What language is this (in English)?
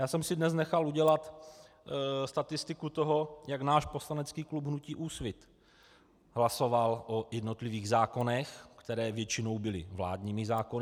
Czech